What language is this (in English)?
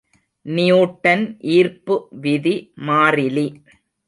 Tamil